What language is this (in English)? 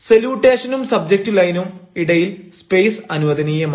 Malayalam